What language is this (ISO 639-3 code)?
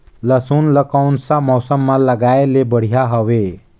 hne